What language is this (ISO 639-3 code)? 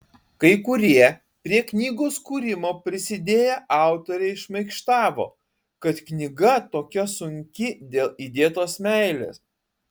lit